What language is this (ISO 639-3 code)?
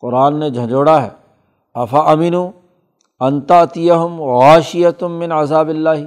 urd